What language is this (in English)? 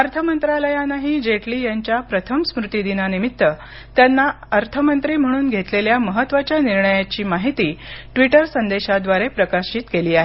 Marathi